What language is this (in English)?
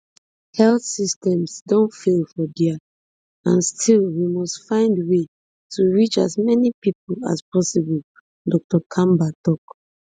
Nigerian Pidgin